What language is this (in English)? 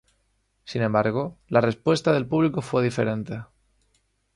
Spanish